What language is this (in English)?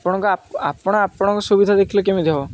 Odia